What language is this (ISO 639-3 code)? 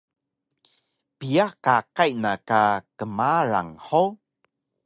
trv